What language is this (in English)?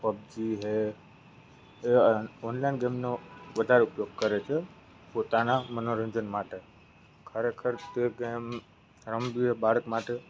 Gujarati